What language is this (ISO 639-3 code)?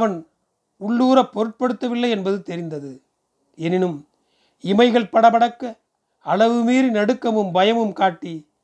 tam